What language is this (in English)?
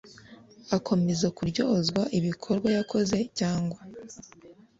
Kinyarwanda